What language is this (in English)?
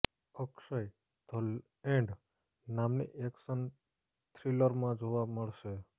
Gujarati